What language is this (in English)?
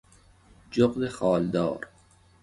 Persian